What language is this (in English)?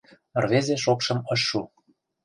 Mari